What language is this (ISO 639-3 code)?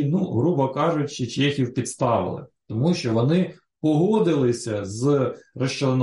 ukr